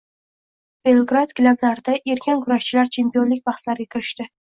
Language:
Uzbek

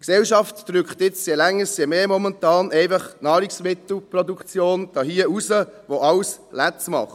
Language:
Swiss German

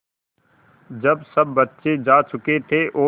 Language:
Hindi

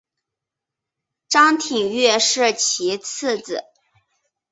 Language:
Chinese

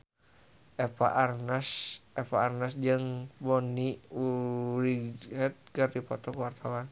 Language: Sundanese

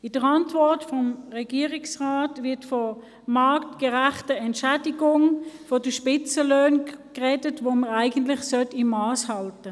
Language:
Swiss German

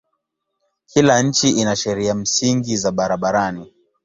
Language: Swahili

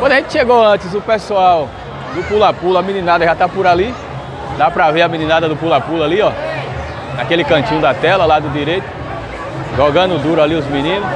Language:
Portuguese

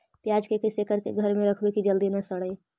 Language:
Magahi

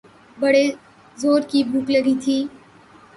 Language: Urdu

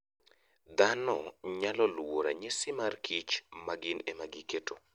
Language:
Luo (Kenya and Tanzania)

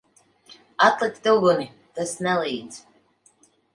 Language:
Latvian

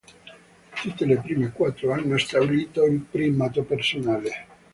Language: Italian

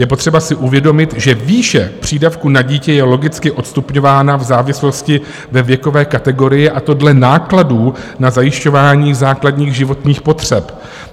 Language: Czech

